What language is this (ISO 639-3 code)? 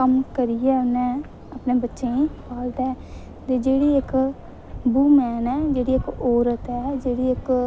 doi